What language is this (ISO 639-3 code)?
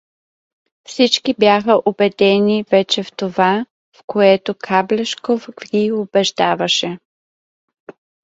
bul